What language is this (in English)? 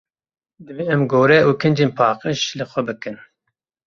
Kurdish